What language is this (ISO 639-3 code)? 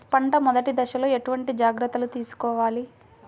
tel